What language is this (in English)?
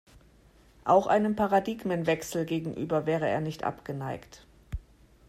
German